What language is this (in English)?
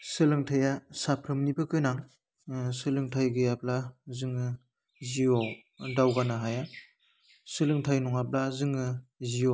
Bodo